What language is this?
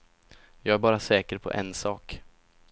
Swedish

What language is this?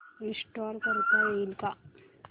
Marathi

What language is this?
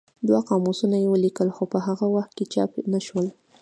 Pashto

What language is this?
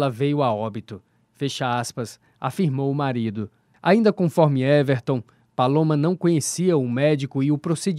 Portuguese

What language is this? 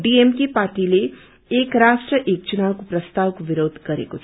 Nepali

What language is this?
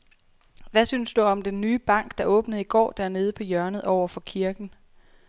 Danish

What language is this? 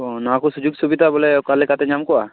Santali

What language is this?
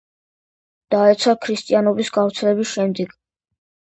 Georgian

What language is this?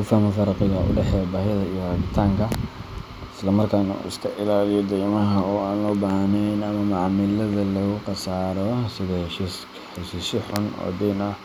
Somali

